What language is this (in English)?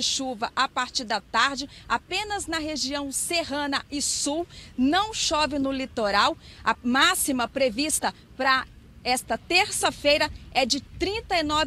Portuguese